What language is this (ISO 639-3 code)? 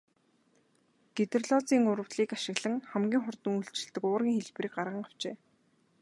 mon